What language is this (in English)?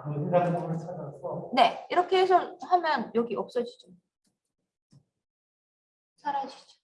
Korean